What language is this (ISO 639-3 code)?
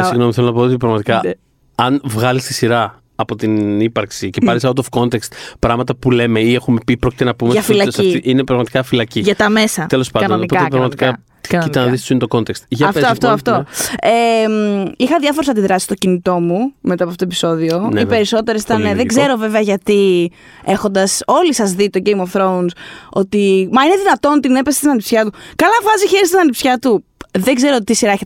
ell